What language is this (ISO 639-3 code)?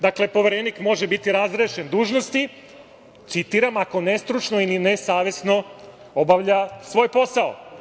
srp